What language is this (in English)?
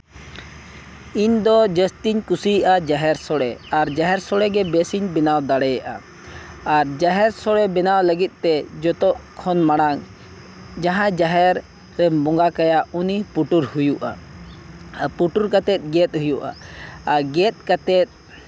Santali